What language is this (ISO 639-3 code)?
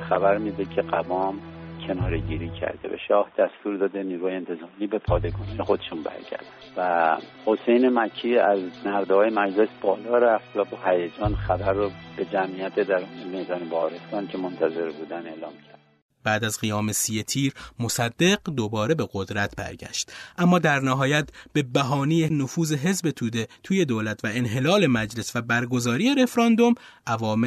fas